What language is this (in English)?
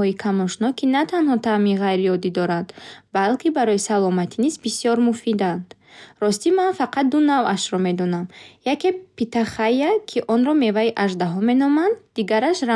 Bukharic